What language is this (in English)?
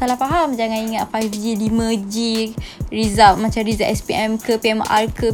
Malay